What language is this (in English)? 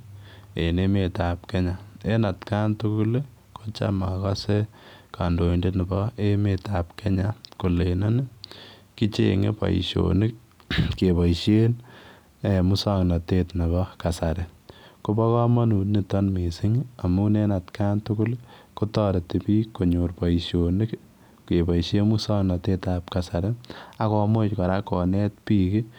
Kalenjin